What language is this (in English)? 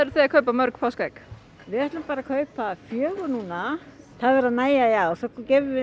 Icelandic